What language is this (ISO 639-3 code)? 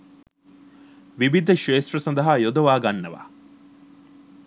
sin